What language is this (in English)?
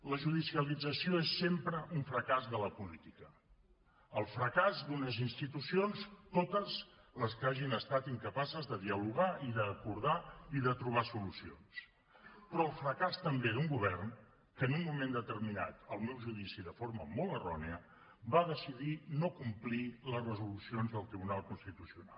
Catalan